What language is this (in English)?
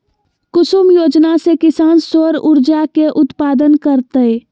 Magahi